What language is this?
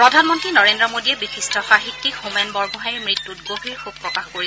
Assamese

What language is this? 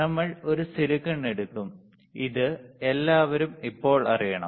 Malayalam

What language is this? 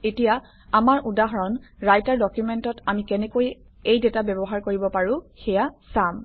Assamese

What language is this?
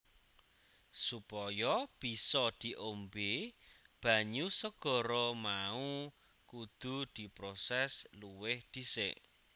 Javanese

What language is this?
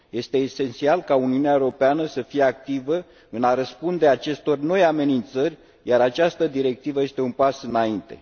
Romanian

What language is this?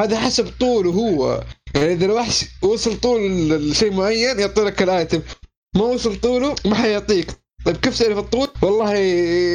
Arabic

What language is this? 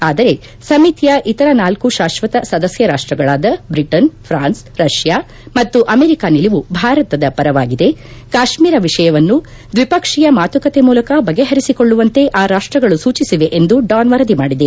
Kannada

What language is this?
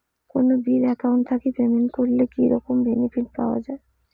Bangla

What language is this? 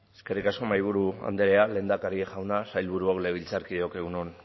Basque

